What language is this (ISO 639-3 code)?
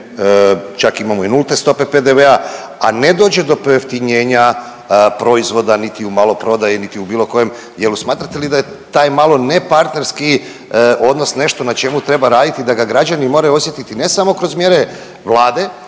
hrv